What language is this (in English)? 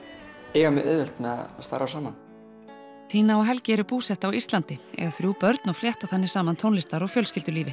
Icelandic